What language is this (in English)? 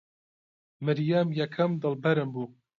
Central Kurdish